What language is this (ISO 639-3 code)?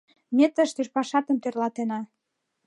chm